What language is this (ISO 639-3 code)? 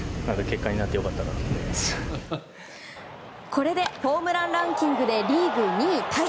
jpn